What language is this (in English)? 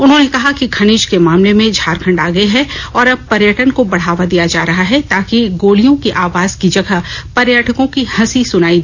Hindi